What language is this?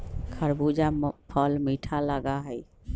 Magahi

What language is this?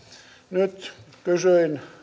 Finnish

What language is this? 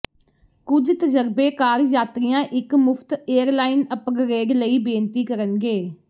Punjabi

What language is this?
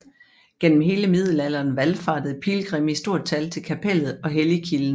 Danish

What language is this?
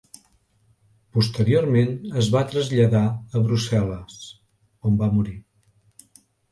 Catalan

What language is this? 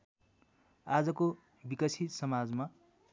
Nepali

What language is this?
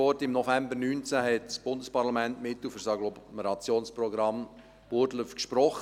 Swiss German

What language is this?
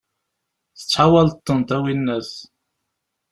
Kabyle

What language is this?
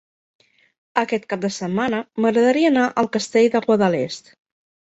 Catalan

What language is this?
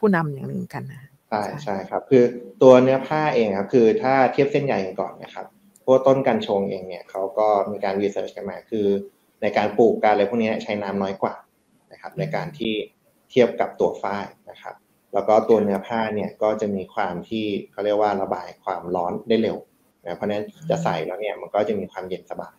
Thai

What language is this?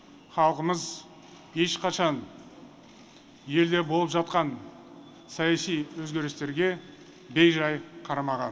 Kazakh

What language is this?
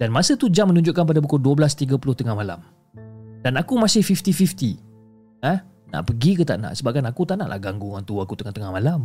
Malay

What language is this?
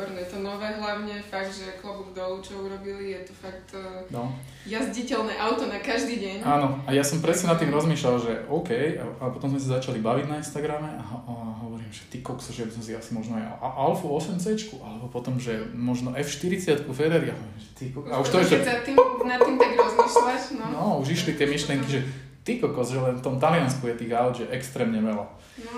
Slovak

